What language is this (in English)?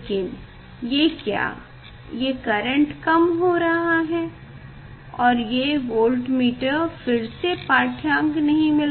Hindi